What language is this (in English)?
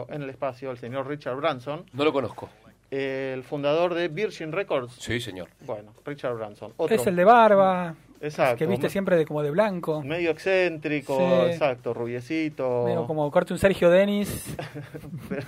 Spanish